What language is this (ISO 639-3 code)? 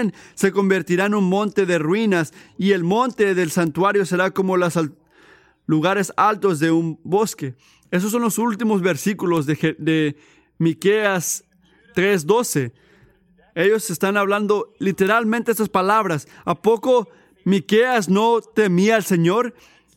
spa